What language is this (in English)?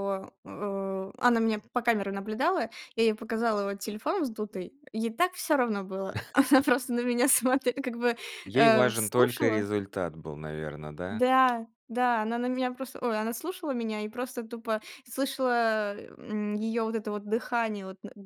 Russian